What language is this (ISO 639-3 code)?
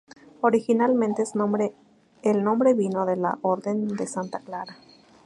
spa